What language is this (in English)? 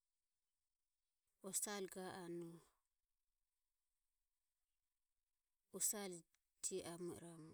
Ömie